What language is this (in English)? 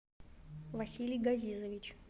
Russian